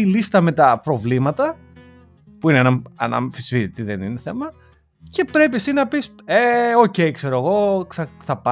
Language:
Greek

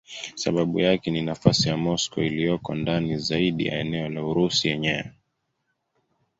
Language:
Swahili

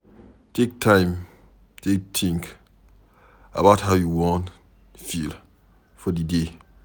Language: Nigerian Pidgin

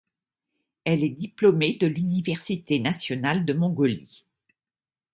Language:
French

